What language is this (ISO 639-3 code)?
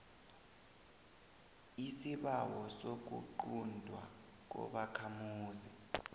nbl